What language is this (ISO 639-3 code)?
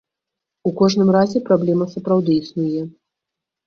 bel